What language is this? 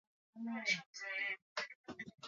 Swahili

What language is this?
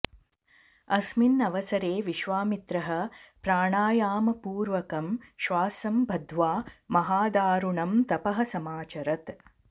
Sanskrit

